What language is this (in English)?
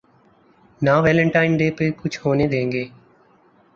Urdu